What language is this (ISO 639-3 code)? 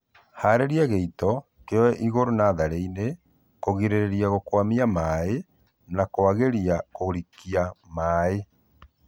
kik